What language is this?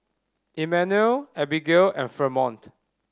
English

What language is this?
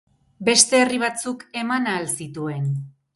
Basque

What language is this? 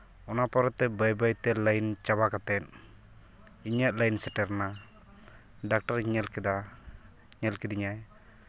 Santali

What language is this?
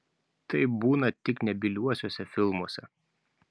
Lithuanian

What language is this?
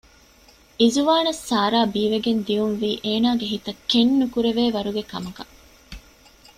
Divehi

